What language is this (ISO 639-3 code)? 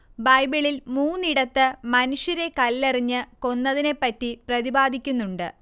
mal